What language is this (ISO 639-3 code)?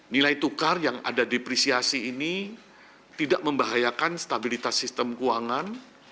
ind